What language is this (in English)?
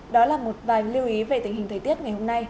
Vietnamese